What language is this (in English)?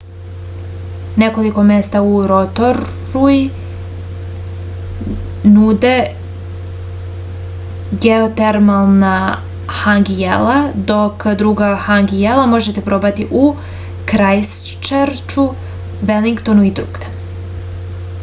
Serbian